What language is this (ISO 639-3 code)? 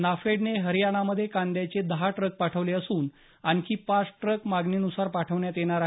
mar